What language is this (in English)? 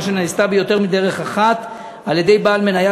Hebrew